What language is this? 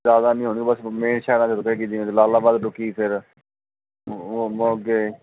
Punjabi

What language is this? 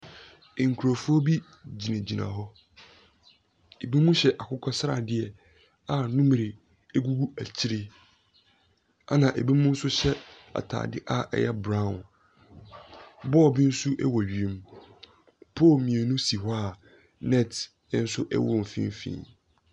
Akan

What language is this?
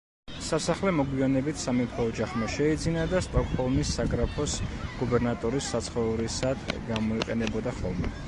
Georgian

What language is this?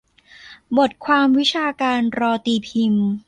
Thai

